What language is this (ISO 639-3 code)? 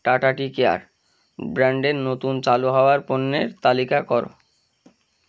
ben